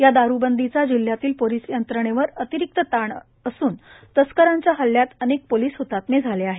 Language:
Marathi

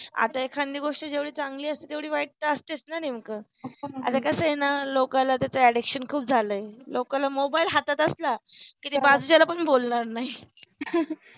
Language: Marathi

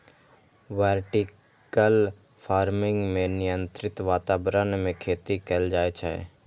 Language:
Maithili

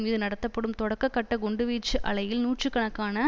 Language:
Tamil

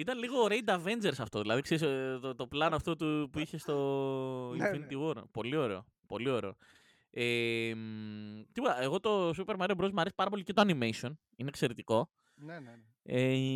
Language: Greek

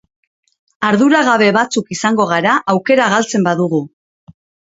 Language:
Basque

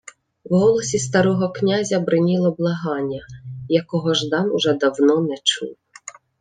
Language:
Ukrainian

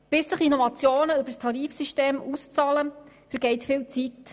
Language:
Swiss German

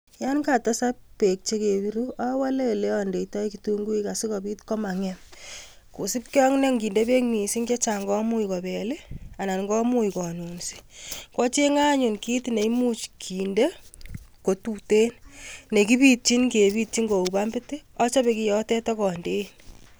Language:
Kalenjin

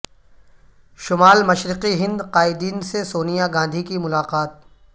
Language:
Urdu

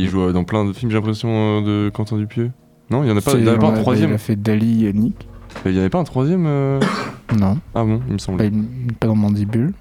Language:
French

